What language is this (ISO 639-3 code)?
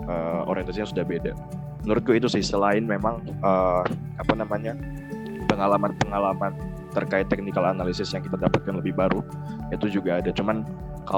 ind